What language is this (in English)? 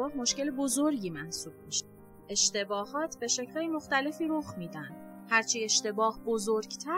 Persian